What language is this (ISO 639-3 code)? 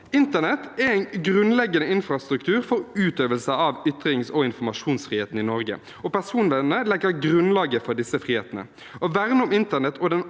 nor